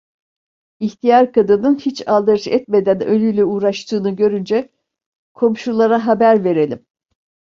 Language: Turkish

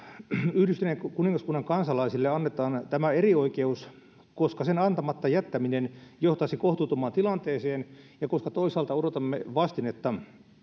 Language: Finnish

